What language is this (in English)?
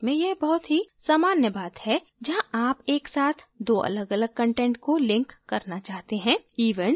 Hindi